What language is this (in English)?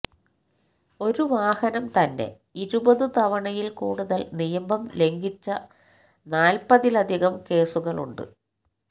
Malayalam